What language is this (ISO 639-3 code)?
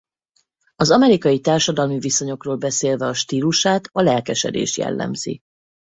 hun